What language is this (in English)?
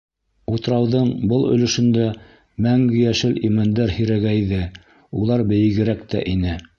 Bashkir